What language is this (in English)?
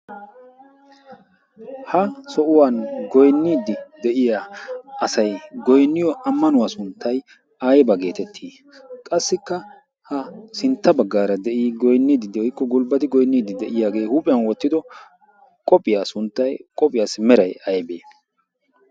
Wolaytta